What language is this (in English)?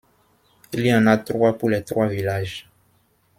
French